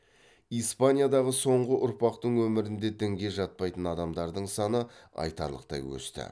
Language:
Kazakh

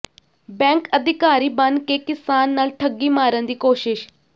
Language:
Punjabi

